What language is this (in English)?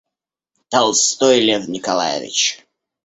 Russian